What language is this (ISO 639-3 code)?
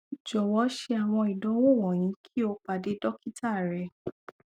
yor